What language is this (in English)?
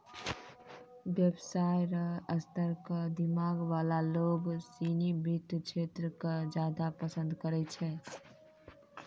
Maithili